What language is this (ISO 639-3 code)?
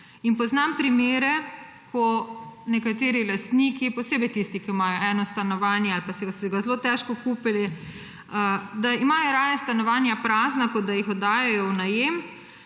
slv